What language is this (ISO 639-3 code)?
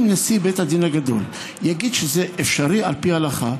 heb